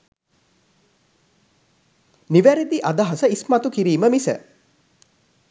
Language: Sinhala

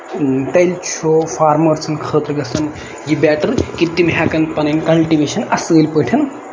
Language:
Kashmiri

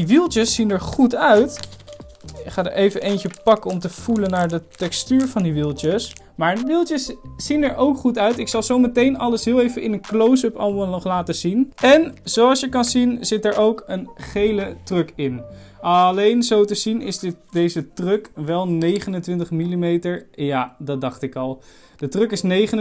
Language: Dutch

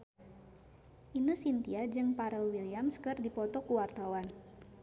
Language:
Sundanese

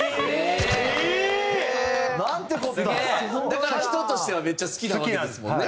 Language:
Japanese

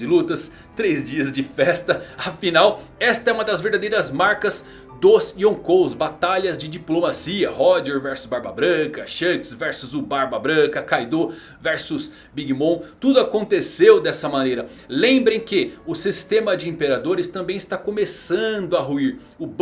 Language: Portuguese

